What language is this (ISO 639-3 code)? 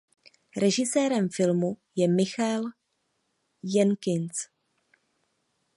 ces